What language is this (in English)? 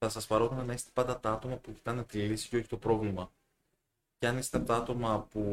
Greek